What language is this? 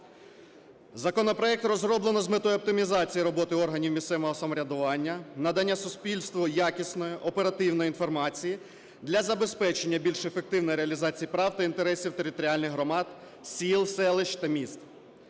Ukrainian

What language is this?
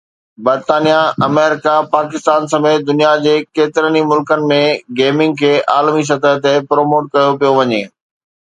Sindhi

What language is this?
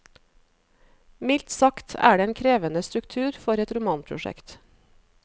Norwegian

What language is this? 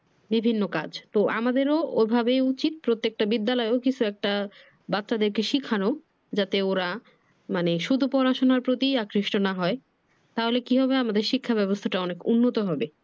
Bangla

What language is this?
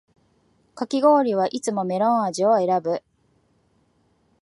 Japanese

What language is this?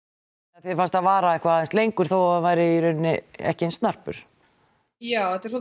Icelandic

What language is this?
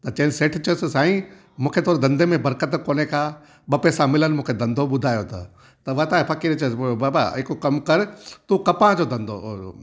Sindhi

